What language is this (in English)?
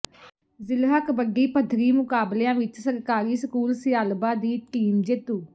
Punjabi